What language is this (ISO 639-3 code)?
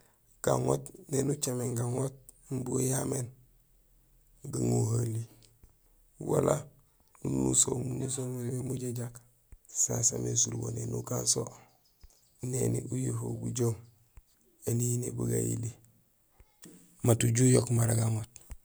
gsl